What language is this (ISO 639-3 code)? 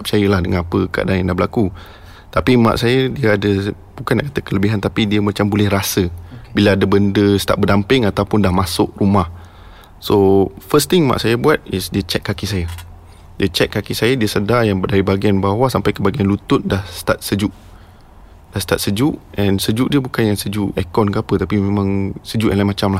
msa